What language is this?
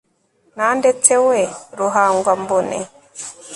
Kinyarwanda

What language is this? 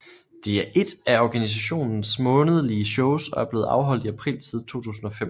Danish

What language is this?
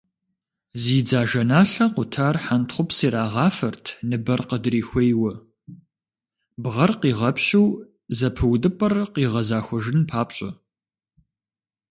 Kabardian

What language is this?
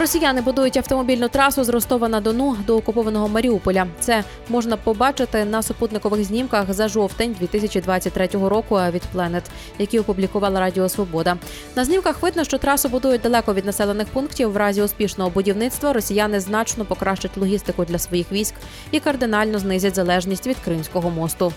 Ukrainian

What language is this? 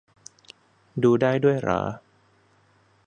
Thai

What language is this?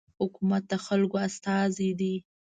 Pashto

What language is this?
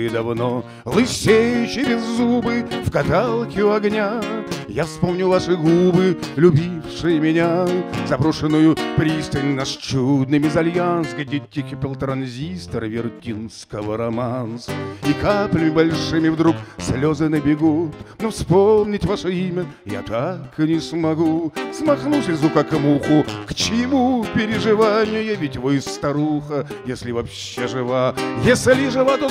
Russian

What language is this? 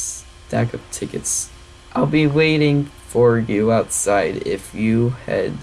English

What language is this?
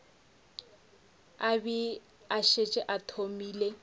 Northern Sotho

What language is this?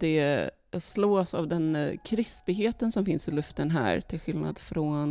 Swedish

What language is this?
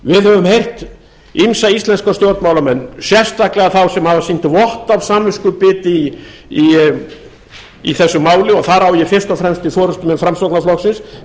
Icelandic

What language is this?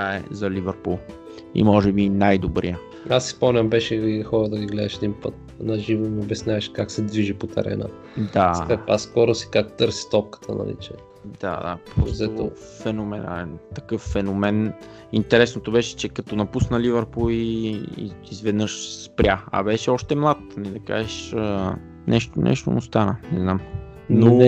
Bulgarian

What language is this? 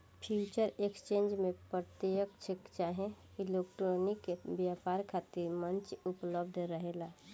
Bhojpuri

